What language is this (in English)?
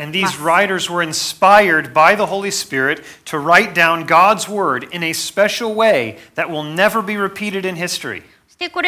Japanese